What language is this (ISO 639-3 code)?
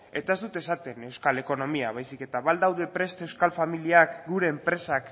eus